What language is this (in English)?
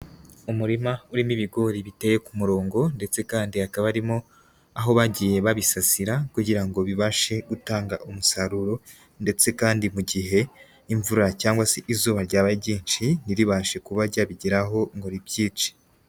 Kinyarwanda